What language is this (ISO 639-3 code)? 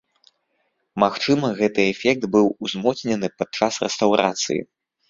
bel